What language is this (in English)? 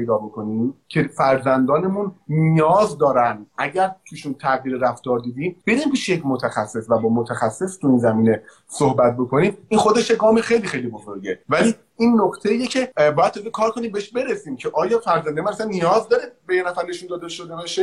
Persian